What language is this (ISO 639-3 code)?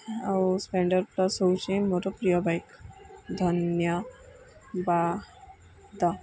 ori